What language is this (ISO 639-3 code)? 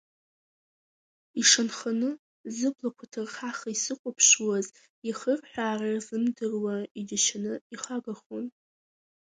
abk